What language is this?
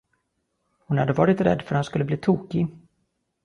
Swedish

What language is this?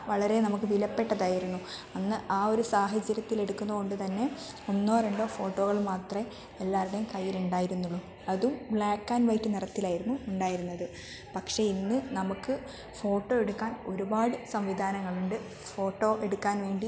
Malayalam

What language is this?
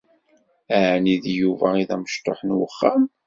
Kabyle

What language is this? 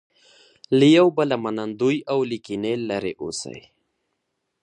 Pashto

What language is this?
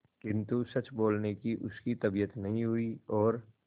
Hindi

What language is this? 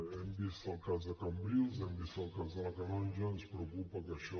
Catalan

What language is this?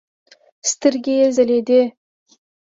Pashto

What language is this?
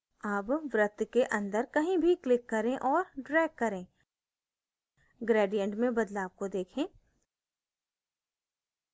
Hindi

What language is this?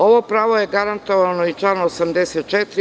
Serbian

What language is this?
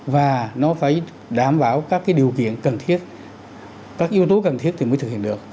Vietnamese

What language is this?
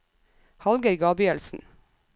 Norwegian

